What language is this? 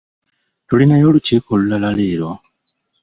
Ganda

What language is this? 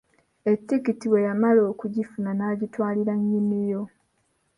Ganda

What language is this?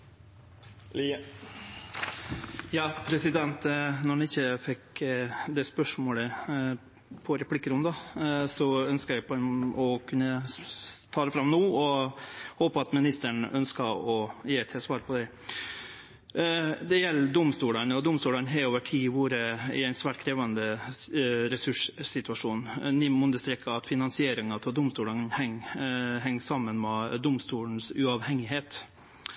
Norwegian Nynorsk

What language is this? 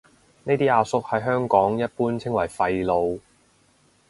Cantonese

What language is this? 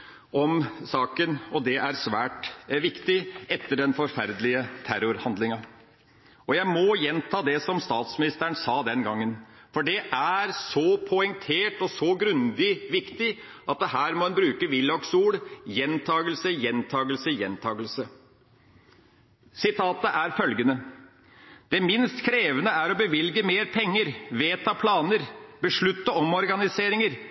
Norwegian Bokmål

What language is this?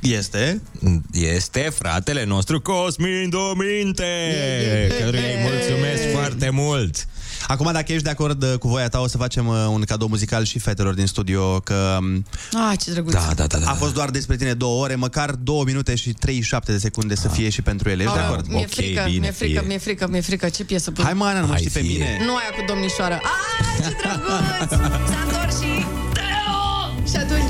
Romanian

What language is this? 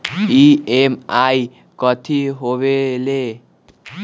Magahi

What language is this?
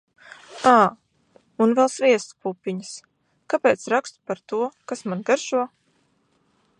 Latvian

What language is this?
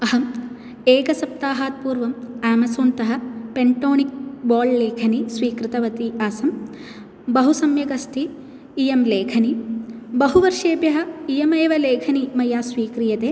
Sanskrit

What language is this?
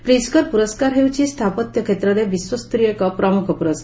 Odia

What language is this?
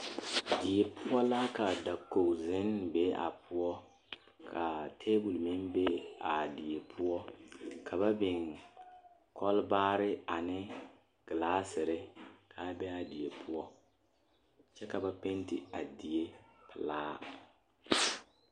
Southern Dagaare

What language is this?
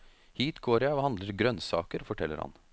Norwegian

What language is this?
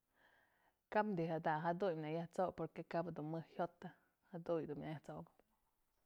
Mazatlán Mixe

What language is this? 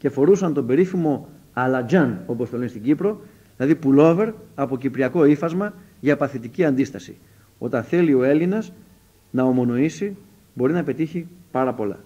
Greek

